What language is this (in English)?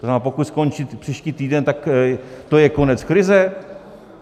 Czech